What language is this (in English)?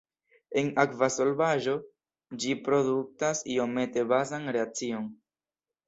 Esperanto